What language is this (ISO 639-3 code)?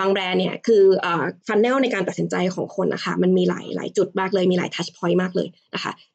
tha